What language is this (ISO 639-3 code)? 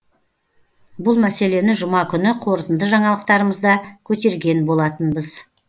kaz